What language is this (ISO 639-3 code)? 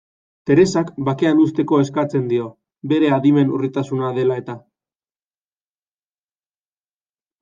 eus